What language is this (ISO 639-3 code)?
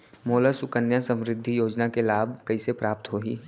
hne